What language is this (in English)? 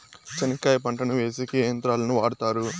Telugu